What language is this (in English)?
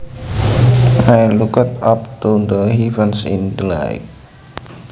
Javanese